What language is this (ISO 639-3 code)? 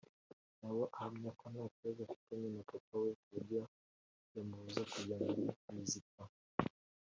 kin